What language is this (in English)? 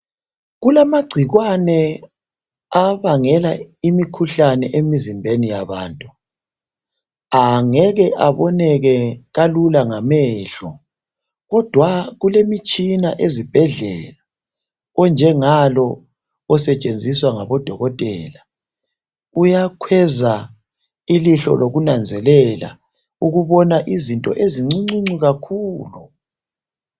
North Ndebele